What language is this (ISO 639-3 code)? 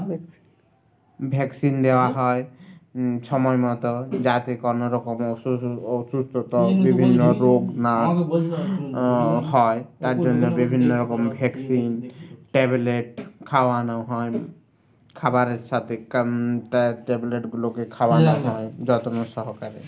ben